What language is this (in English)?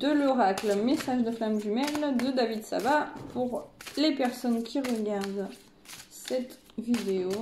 French